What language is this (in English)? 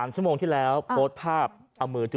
Thai